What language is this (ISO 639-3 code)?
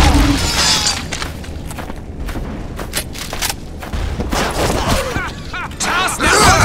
pol